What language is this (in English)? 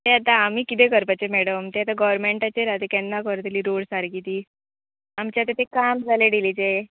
Konkani